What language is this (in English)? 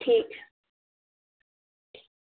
Dogri